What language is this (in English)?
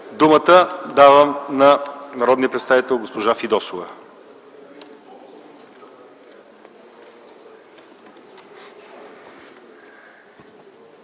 Bulgarian